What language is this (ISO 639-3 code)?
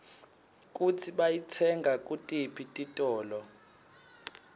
ssw